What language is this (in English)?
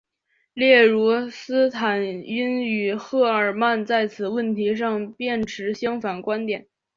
Chinese